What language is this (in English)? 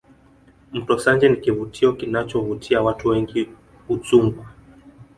Swahili